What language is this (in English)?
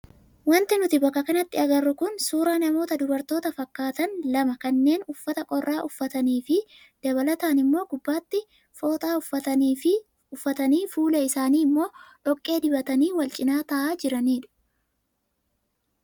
Oromo